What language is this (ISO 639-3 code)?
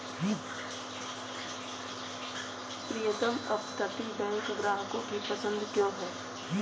hin